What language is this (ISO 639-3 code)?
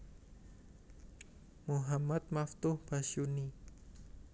jav